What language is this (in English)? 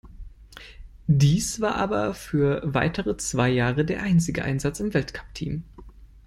German